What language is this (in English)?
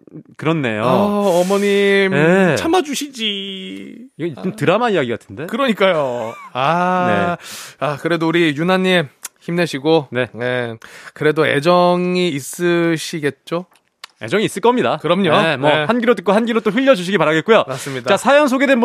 Korean